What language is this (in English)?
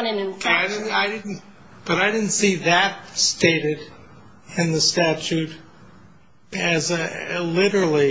English